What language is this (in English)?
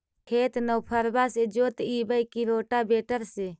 Magahi